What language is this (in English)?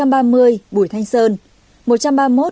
Vietnamese